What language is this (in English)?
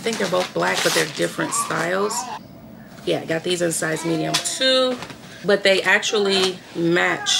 English